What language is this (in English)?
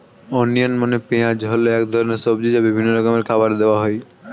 Bangla